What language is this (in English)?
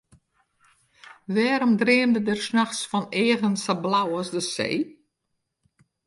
Western Frisian